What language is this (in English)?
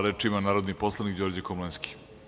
Serbian